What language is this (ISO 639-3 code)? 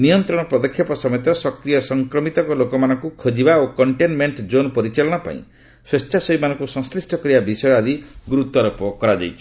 ori